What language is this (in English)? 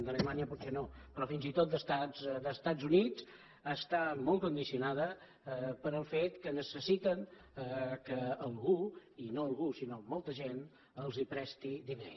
Catalan